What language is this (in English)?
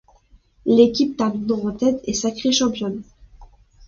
French